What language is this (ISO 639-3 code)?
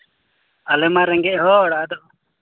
sat